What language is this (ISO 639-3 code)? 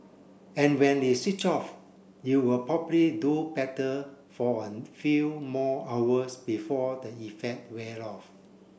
eng